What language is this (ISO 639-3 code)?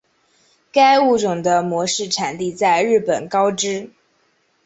zho